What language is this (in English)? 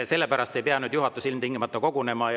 Estonian